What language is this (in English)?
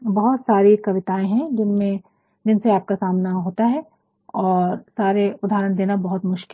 Hindi